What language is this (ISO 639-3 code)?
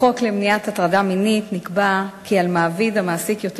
heb